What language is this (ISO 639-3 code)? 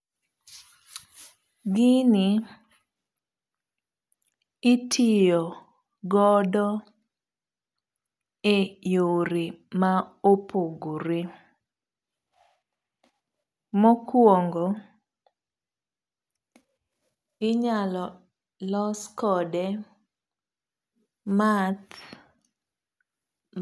luo